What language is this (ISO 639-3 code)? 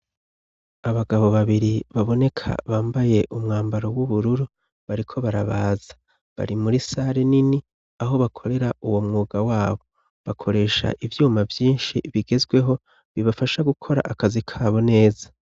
run